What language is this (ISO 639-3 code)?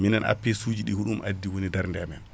ful